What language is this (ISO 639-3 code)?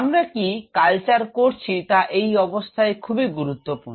ben